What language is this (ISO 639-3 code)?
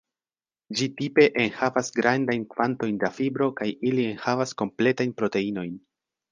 epo